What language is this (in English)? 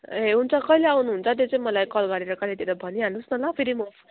Nepali